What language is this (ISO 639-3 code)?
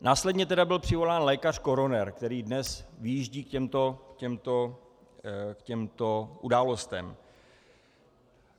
ces